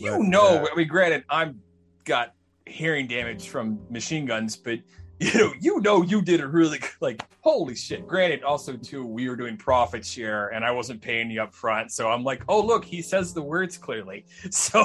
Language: English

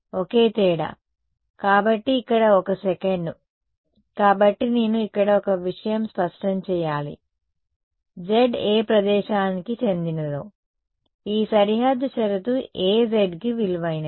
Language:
Telugu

